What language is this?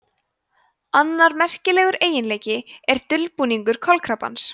Icelandic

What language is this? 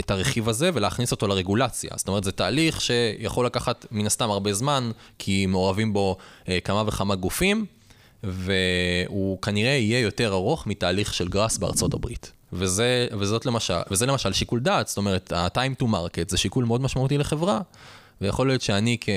Hebrew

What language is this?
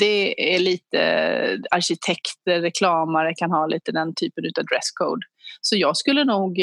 Swedish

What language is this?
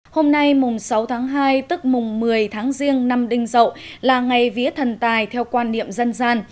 Vietnamese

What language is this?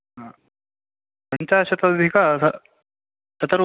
Sanskrit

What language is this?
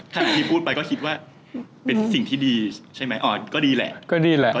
Thai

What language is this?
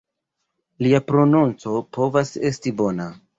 Esperanto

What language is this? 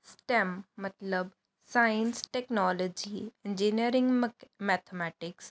Punjabi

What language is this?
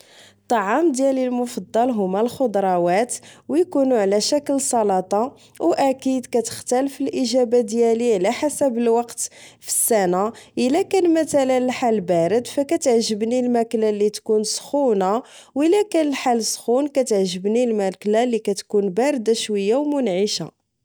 Moroccan Arabic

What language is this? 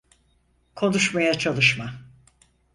Turkish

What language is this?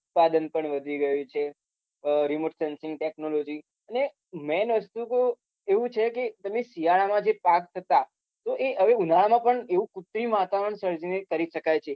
Gujarati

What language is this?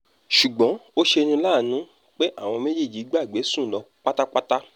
Yoruba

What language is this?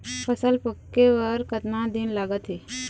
Chhattisgarhi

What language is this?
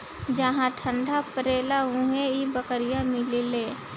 Bhojpuri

